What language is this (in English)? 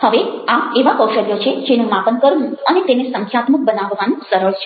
Gujarati